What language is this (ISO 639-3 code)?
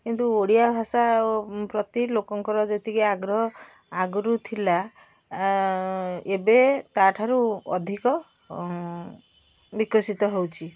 ori